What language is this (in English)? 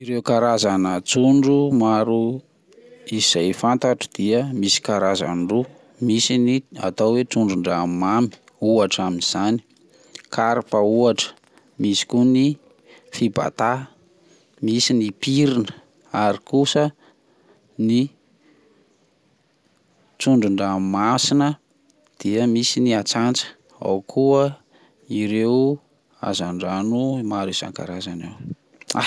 Malagasy